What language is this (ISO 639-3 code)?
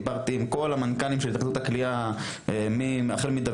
heb